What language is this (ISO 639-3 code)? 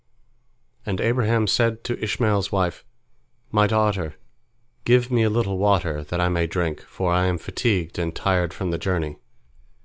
eng